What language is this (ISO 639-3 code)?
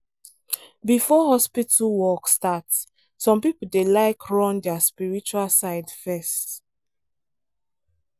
pcm